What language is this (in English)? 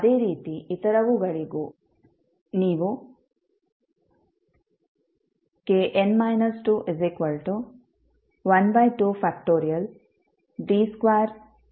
Kannada